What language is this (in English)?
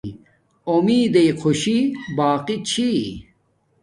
Domaaki